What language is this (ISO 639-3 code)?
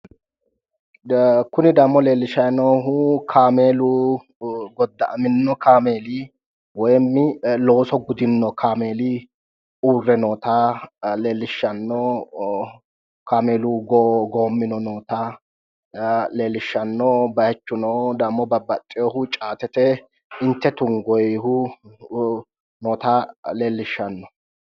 sid